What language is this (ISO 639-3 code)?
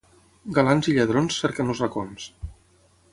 cat